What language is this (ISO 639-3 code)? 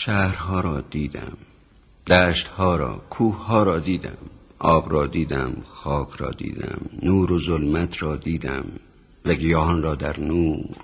fas